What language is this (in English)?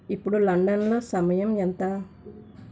Telugu